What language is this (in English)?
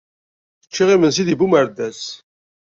Kabyle